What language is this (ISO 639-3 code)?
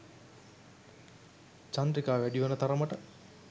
sin